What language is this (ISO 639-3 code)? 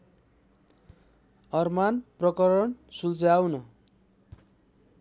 nep